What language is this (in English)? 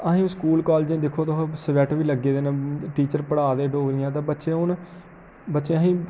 Dogri